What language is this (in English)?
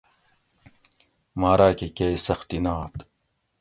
Gawri